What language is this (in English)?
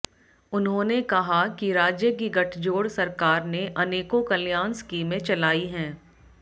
Hindi